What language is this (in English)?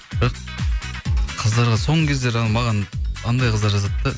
Kazakh